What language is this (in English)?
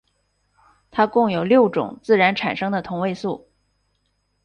Chinese